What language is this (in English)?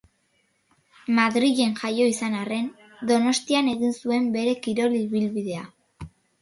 Basque